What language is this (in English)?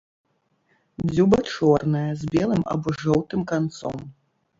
Belarusian